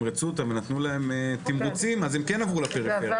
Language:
Hebrew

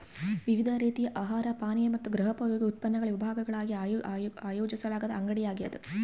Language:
Kannada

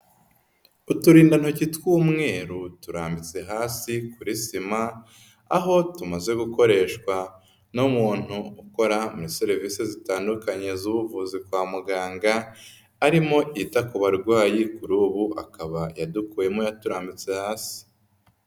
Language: Kinyarwanda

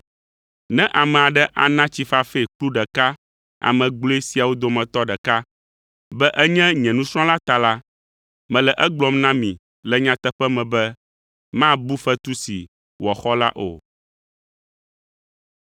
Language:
Ewe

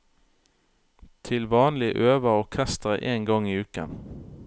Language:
Norwegian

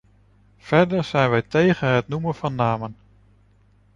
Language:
Dutch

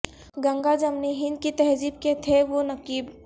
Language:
Urdu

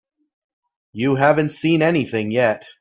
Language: English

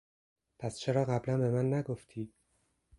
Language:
Persian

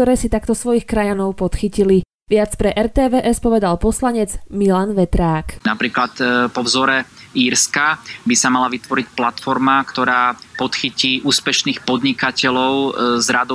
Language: Slovak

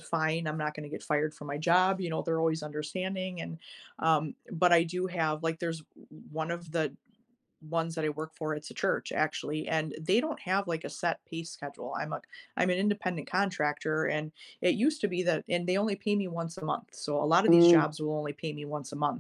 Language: English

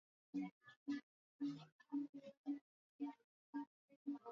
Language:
Swahili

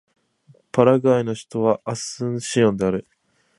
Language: Japanese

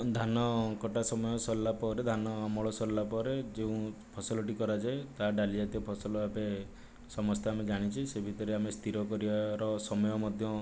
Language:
Odia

